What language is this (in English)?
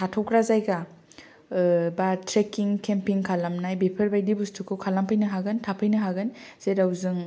Bodo